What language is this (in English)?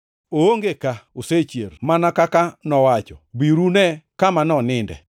Luo (Kenya and Tanzania)